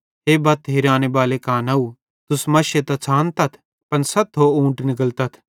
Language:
Bhadrawahi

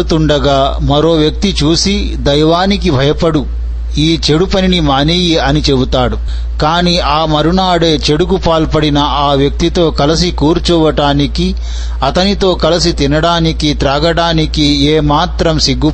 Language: Telugu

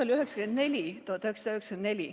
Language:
Estonian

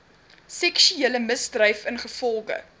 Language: Afrikaans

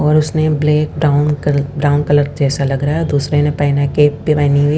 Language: Hindi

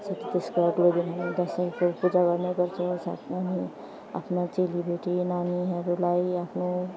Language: Nepali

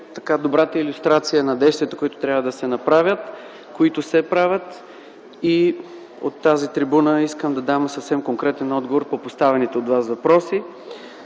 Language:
Bulgarian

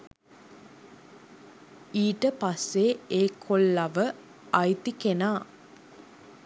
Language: Sinhala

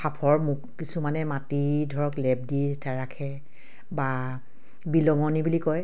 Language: Assamese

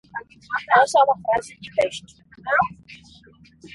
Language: Portuguese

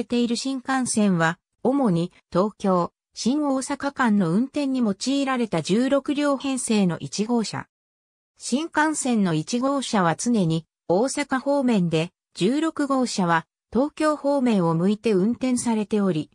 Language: Japanese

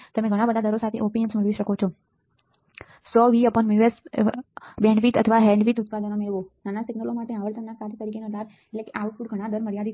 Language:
Gujarati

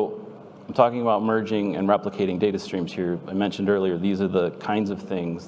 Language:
English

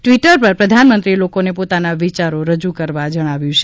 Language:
Gujarati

